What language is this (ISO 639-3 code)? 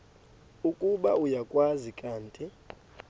xho